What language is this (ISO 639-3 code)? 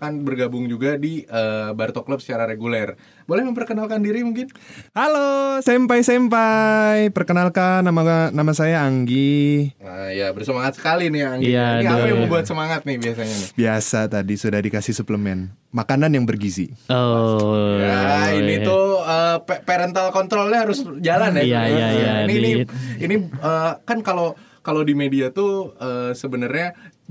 ind